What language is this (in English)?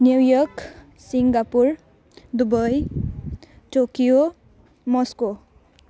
Nepali